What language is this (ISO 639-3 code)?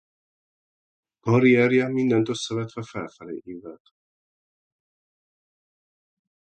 hun